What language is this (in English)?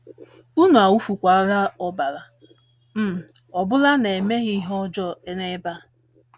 Igbo